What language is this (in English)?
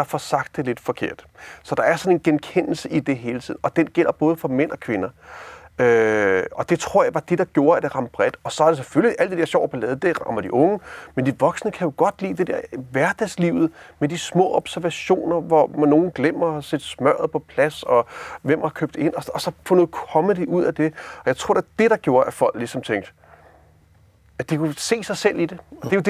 Danish